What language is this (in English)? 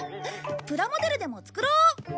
Japanese